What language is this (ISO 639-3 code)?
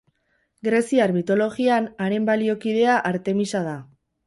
eus